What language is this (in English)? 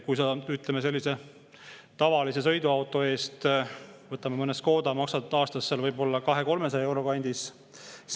Estonian